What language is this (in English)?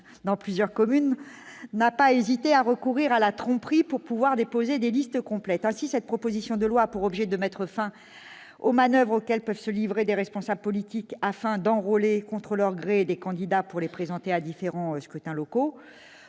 French